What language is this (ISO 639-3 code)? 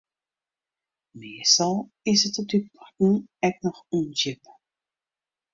fry